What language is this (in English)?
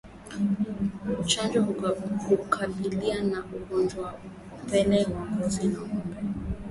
Swahili